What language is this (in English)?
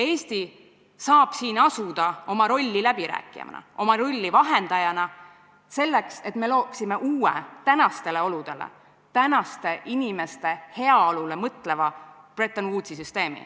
Estonian